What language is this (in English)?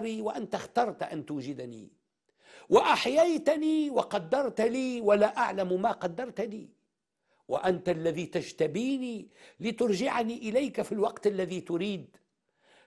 Arabic